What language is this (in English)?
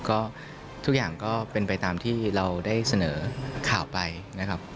Thai